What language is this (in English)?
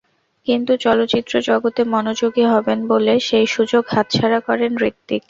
Bangla